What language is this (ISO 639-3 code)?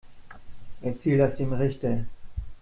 deu